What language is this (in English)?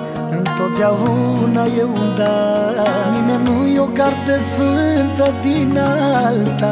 Romanian